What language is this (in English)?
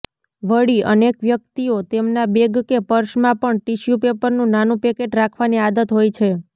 Gujarati